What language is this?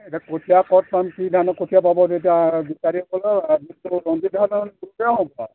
Assamese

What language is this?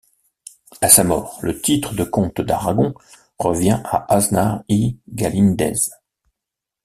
French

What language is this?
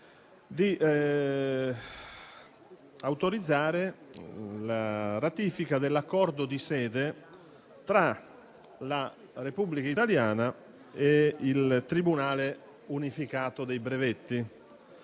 Italian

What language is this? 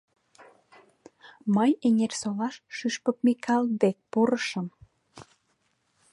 Mari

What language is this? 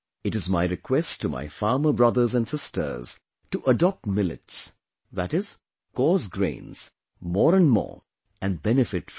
English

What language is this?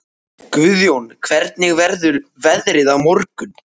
Icelandic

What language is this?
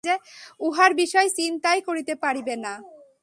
Bangla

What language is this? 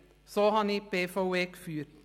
Swiss German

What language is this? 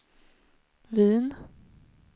Swedish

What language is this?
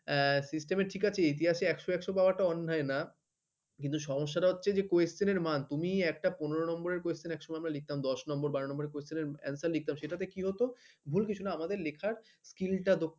Bangla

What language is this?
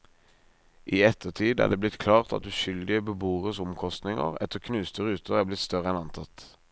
Norwegian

